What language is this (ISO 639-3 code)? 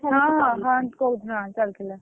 ori